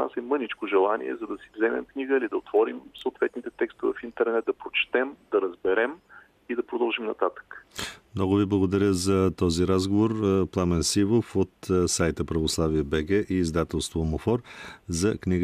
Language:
Bulgarian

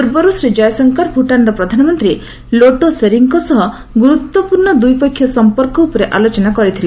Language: Odia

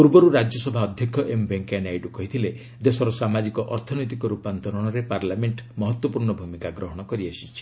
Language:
Odia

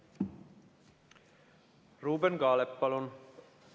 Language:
Estonian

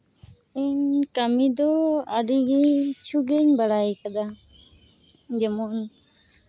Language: Santali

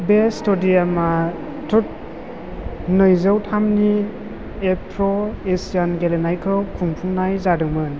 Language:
Bodo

